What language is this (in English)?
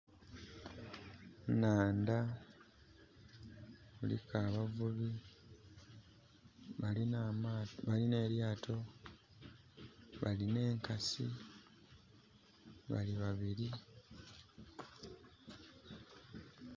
Soga